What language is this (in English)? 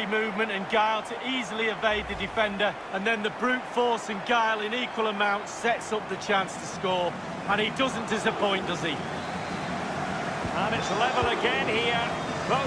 English